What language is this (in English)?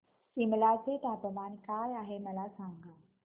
Marathi